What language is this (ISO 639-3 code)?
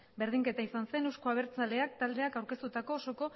eus